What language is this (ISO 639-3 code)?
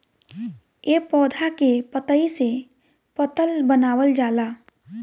bho